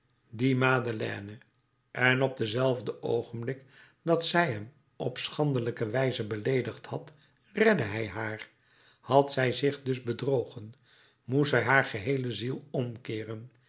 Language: Dutch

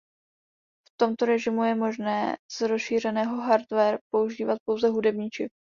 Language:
Czech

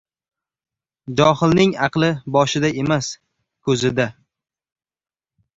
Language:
Uzbek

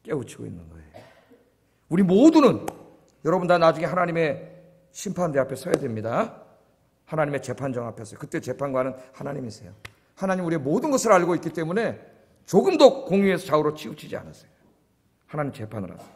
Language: Korean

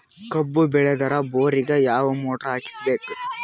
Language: Kannada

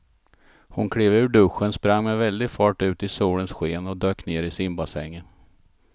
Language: Swedish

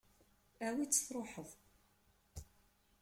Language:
Kabyle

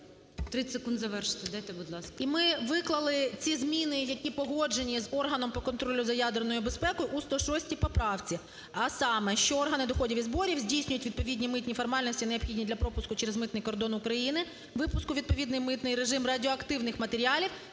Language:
Ukrainian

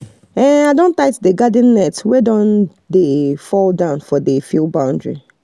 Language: Nigerian Pidgin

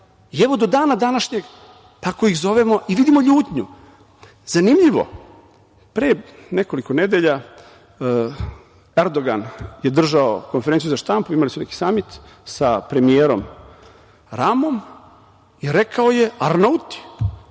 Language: Serbian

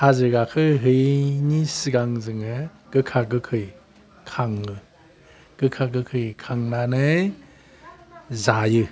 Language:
Bodo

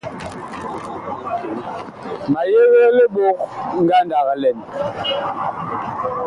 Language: Bakoko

